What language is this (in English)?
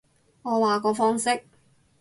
Cantonese